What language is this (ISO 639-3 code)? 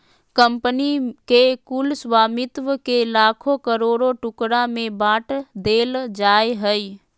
mag